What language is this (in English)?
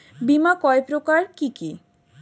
Bangla